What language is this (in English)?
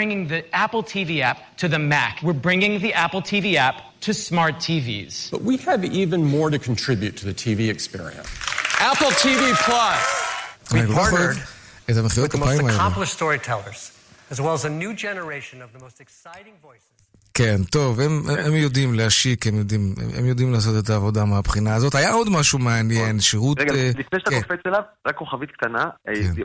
Hebrew